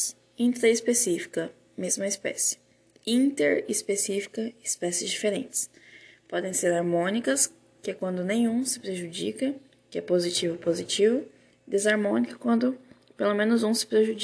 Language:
Portuguese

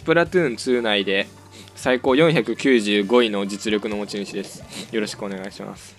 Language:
Japanese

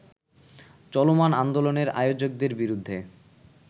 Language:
Bangla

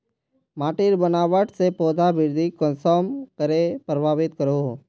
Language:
Magahi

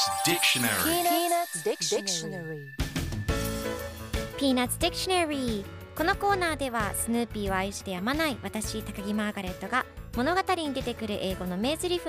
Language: Japanese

